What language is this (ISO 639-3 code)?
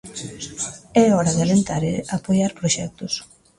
glg